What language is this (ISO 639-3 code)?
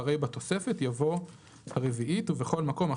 heb